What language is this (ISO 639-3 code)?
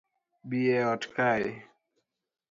luo